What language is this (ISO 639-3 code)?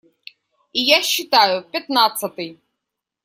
rus